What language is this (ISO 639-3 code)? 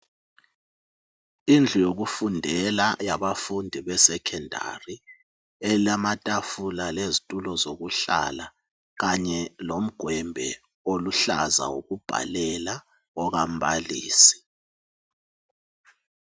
nde